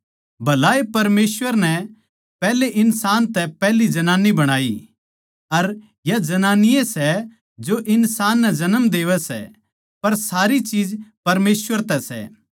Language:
Haryanvi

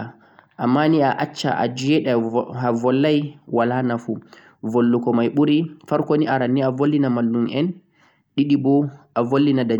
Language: Central-Eastern Niger Fulfulde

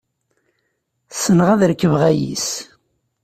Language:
Kabyle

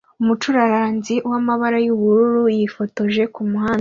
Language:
Kinyarwanda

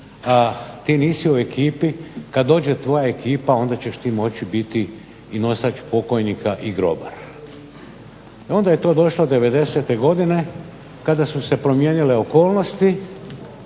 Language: Croatian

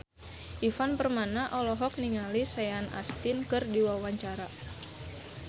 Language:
Sundanese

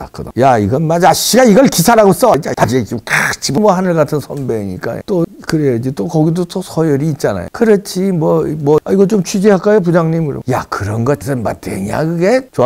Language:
Korean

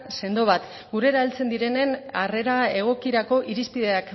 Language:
Basque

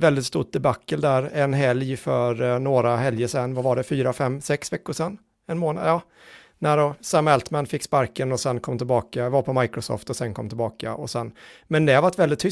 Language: Swedish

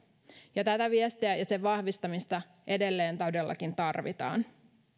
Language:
Finnish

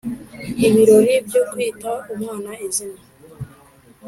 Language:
Kinyarwanda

